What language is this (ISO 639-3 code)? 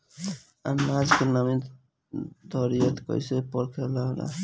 bho